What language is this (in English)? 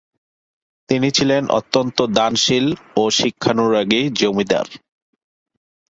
Bangla